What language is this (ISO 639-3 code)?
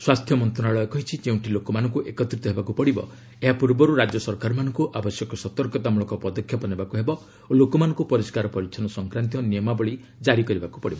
ori